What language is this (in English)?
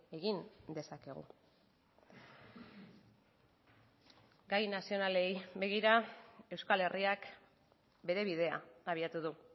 Basque